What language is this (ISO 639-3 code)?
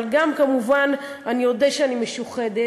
heb